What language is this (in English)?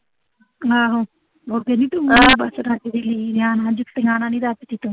Punjabi